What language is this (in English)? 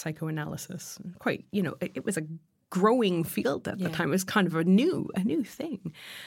English